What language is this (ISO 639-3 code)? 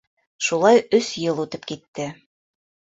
bak